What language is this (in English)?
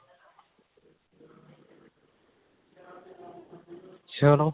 Punjabi